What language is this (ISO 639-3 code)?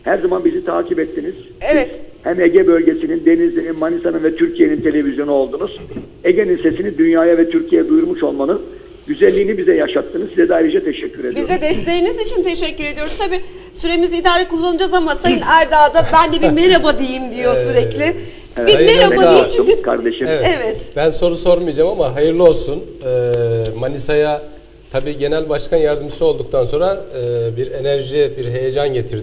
tur